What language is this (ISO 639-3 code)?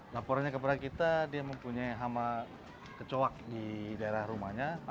ind